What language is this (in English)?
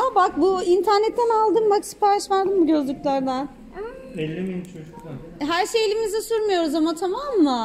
Turkish